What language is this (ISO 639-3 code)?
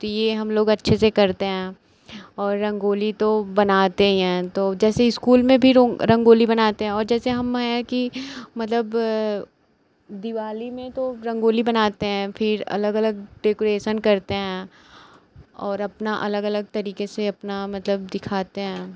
hin